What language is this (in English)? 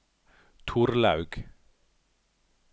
Norwegian